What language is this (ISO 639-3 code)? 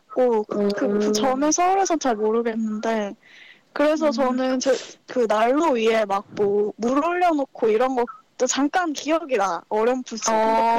kor